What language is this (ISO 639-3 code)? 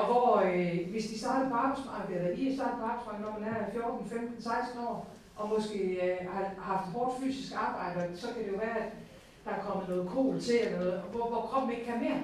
dan